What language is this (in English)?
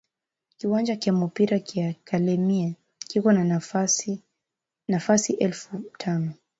Swahili